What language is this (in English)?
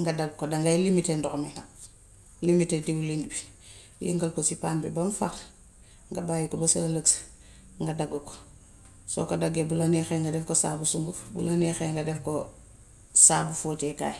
Gambian Wolof